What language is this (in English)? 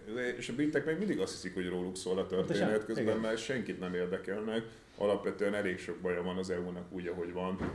Hungarian